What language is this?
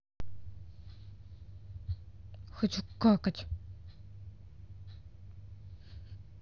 Russian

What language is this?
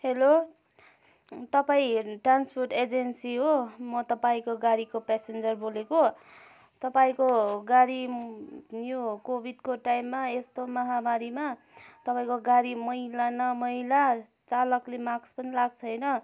Nepali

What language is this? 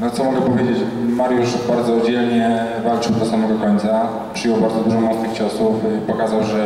Polish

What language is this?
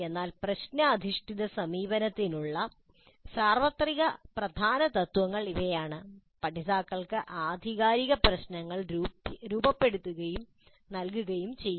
Malayalam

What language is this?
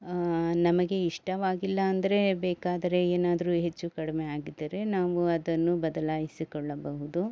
Kannada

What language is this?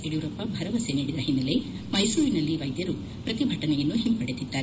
Kannada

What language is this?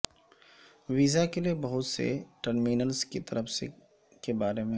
Urdu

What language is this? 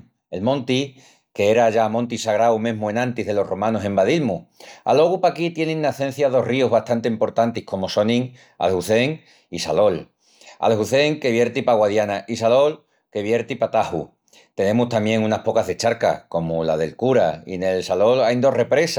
Extremaduran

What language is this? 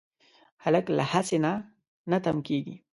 Pashto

